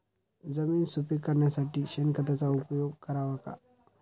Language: Marathi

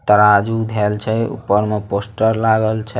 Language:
Magahi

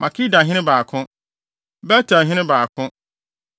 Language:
Akan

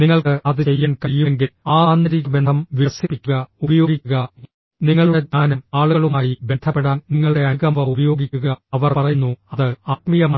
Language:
Malayalam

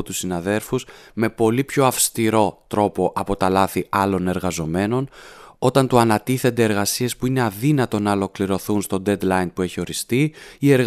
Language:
Greek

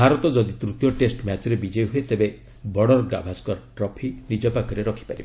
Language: Odia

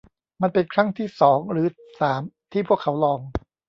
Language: Thai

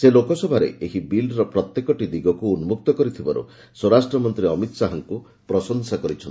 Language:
Odia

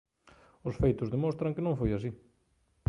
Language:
Galician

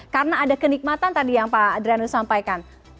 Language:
Indonesian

